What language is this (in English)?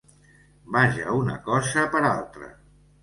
Catalan